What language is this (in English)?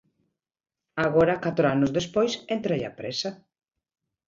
Galician